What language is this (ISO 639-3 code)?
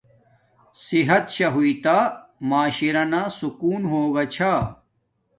dmk